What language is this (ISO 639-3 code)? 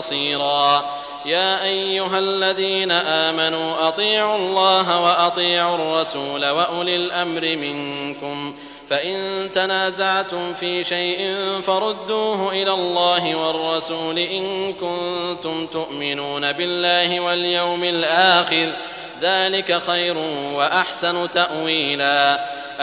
ara